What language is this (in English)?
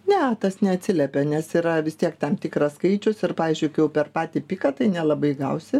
Lithuanian